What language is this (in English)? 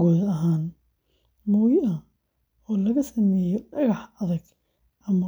Somali